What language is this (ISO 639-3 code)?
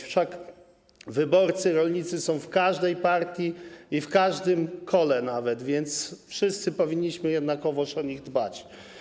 pol